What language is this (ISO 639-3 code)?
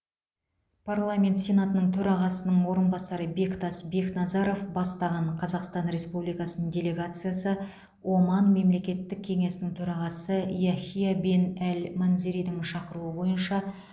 kaz